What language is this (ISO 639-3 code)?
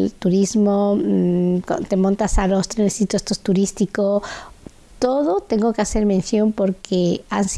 spa